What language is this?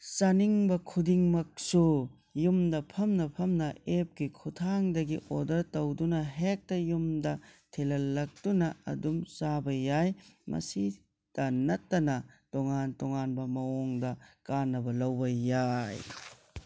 Manipuri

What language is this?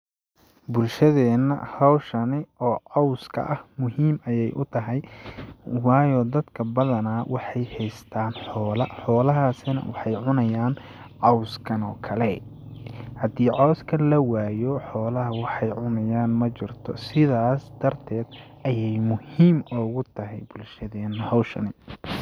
Somali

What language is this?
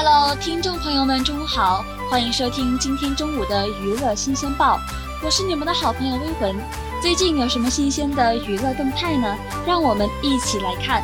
Chinese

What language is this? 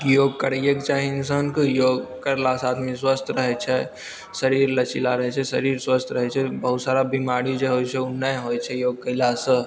Maithili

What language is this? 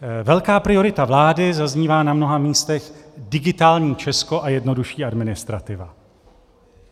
Czech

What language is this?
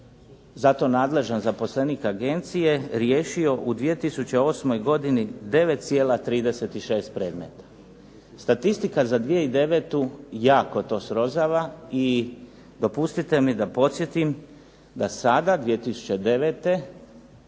Croatian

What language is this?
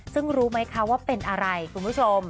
Thai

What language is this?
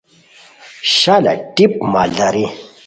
Khowar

